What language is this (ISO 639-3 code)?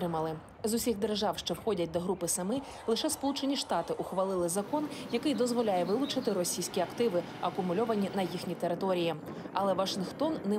ukr